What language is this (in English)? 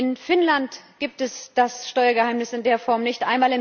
German